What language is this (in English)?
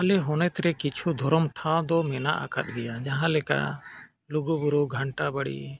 Santali